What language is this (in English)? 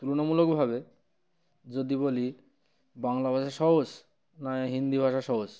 Bangla